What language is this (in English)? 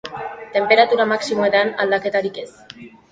Basque